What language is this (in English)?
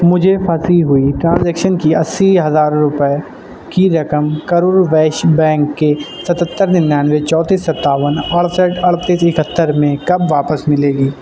Urdu